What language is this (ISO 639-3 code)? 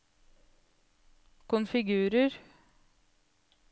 nor